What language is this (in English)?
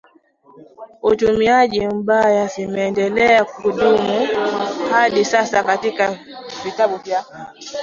Swahili